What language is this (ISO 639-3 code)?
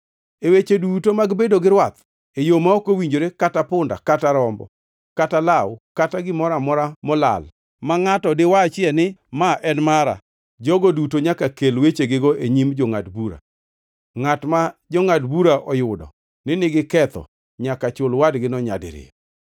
luo